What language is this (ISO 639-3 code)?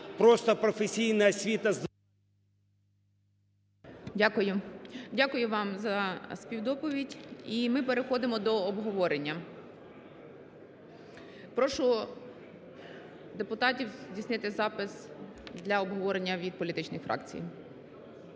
ukr